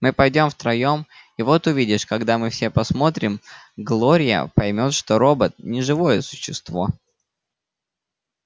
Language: Russian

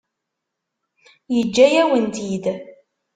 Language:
Kabyle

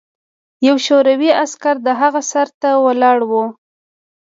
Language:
Pashto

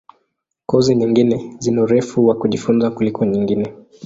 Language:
Swahili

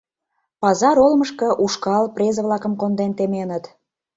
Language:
Mari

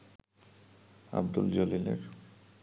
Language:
Bangla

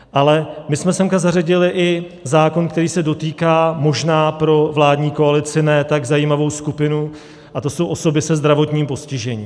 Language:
Czech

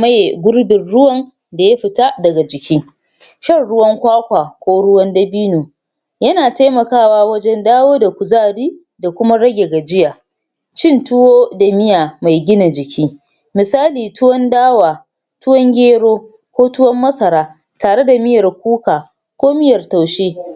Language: Hausa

